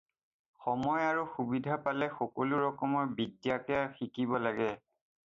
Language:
Assamese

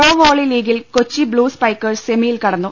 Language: Malayalam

